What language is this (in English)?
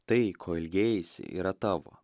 Lithuanian